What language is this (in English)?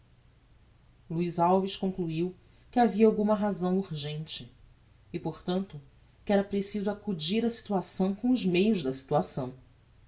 Portuguese